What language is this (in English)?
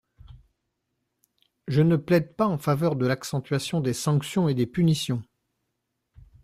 French